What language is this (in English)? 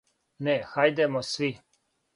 Serbian